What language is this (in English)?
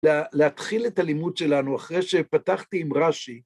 Hebrew